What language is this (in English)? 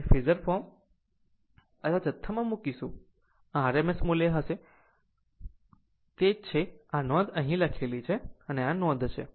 Gujarati